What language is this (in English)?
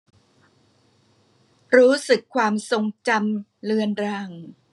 Thai